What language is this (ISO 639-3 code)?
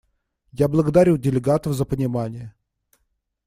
rus